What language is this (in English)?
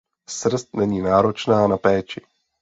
Czech